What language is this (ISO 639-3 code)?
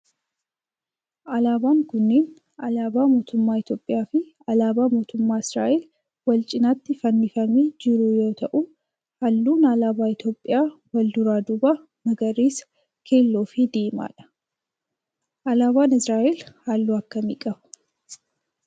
orm